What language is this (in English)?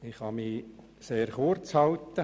Swiss German